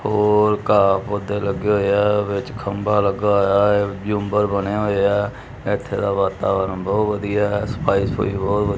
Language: Punjabi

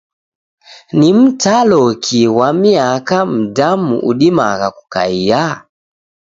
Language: Taita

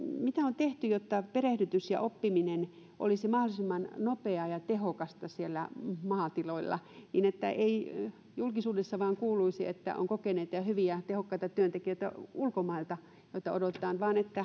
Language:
Finnish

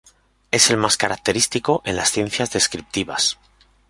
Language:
Spanish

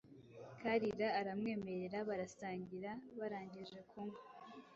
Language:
Kinyarwanda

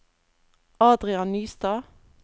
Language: Norwegian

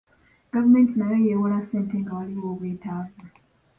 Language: Ganda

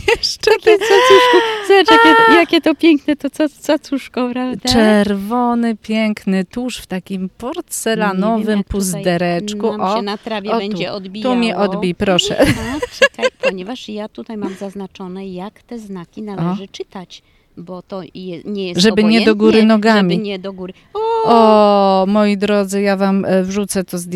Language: Polish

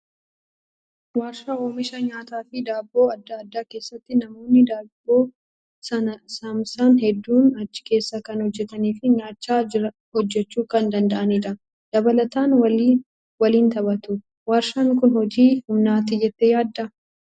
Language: Oromo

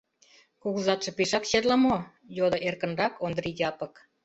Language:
Mari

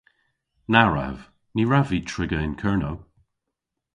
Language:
Cornish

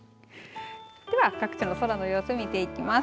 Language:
Japanese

